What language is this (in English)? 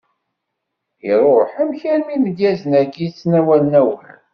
Kabyle